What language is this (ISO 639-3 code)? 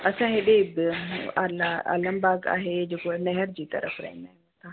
snd